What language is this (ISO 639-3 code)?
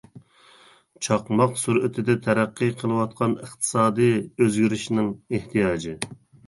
uig